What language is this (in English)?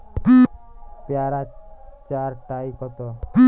Bangla